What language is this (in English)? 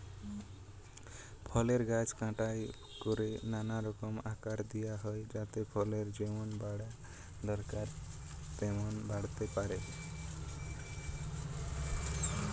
Bangla